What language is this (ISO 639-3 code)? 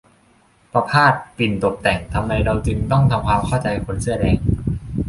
tha